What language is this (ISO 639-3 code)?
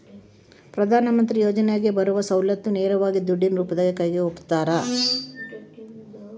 kan